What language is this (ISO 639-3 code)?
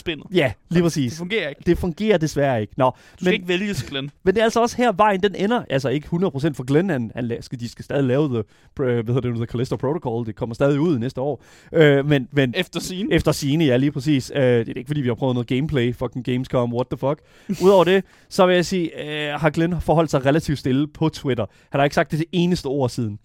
dan